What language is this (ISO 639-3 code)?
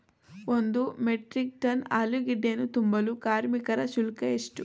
kan